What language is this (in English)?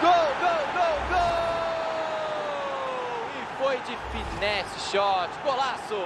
Portuguese